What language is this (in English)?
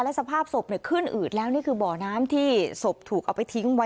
Thai